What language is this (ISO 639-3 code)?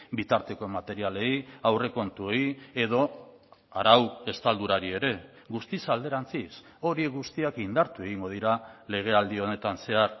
eus